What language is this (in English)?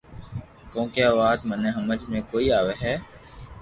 Loarki